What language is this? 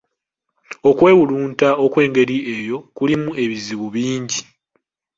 Ganda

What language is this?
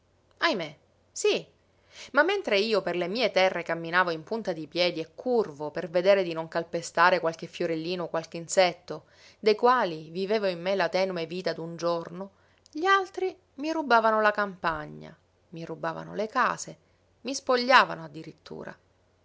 Italian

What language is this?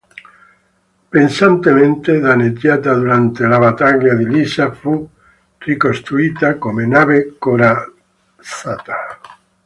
Italian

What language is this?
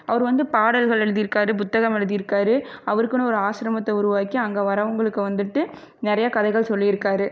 Tamil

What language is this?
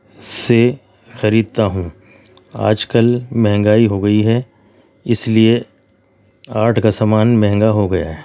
Urdu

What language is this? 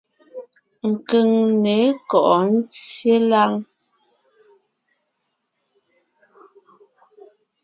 Ngiemboon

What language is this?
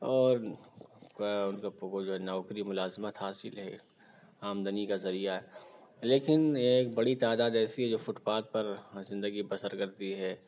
Urdu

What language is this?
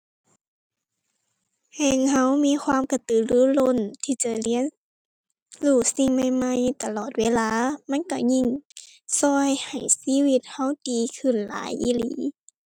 Thai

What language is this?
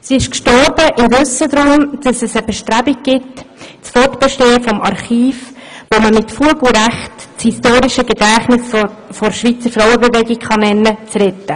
Swiss German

